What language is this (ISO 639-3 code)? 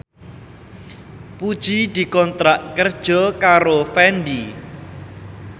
jav